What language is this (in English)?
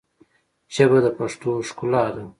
Pashto